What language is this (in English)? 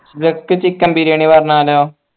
Malayalam